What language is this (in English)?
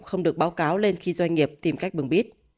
Vietnamese